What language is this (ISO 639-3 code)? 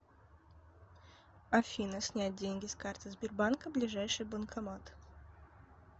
rus